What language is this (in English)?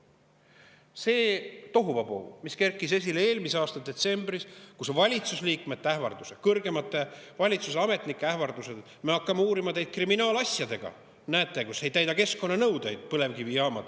Estonian